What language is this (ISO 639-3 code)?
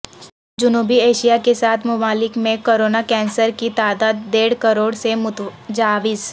urd